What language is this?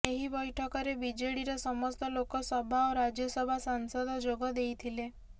Odia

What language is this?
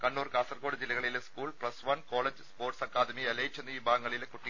Malayalam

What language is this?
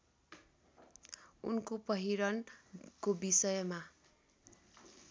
Nepali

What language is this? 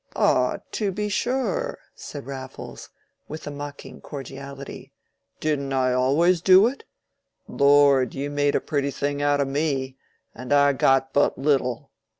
English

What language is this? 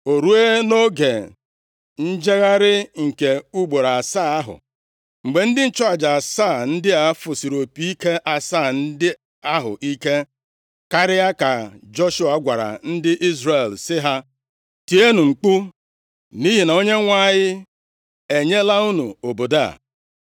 Igbo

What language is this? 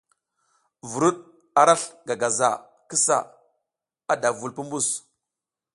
South Giziga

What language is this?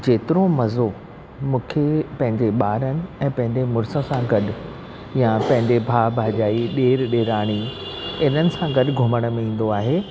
Sindhi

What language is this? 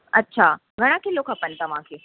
Sindhi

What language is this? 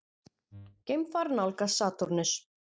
Icelandic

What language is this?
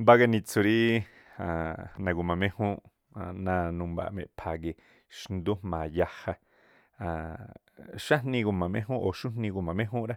Tlacoapa Me'phaa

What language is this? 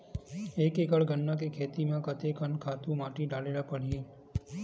Chhattisgarhi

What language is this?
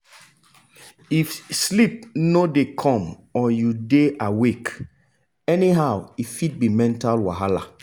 Nigerian Pidgin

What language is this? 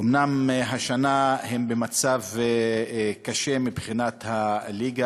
Hebrew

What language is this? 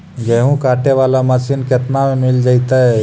Magahi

